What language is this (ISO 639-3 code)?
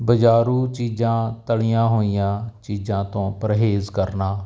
pan